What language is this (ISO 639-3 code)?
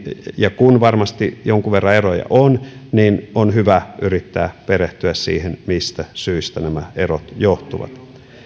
fin